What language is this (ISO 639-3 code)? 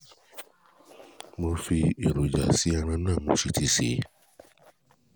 yor